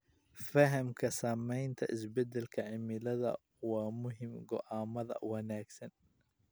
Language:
Somali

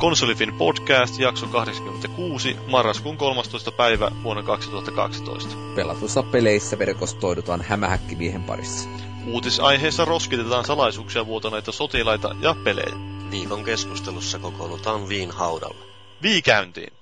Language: Finnish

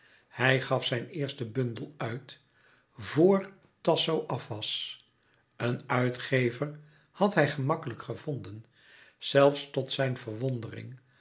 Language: Dutch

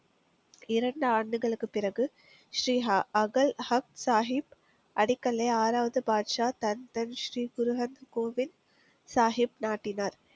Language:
Tamil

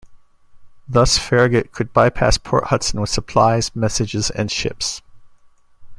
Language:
English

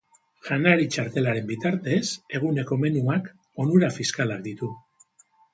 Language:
Basque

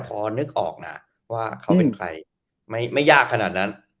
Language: Thai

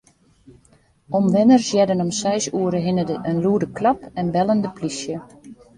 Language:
Western Frisian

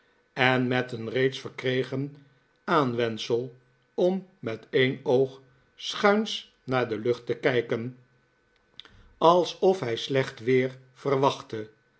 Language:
Dutch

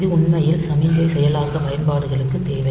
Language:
Tamil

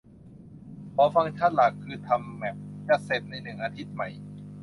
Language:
Thai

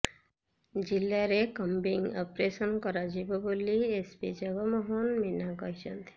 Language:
Odia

